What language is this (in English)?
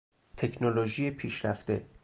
Persian